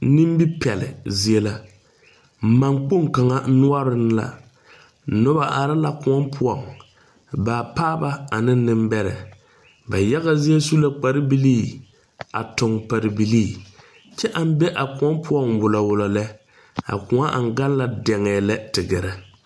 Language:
Southern Dagaare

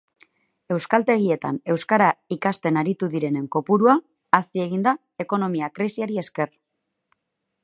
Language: Basque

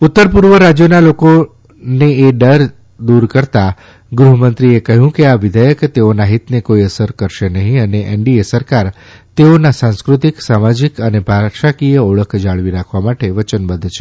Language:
Gujarati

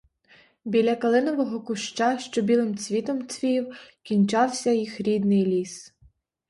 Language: Ukrainian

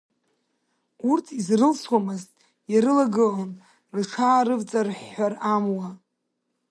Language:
Abkhazian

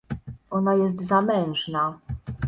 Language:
Polish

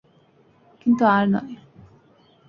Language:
Bangla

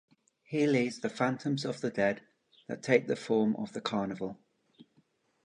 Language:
English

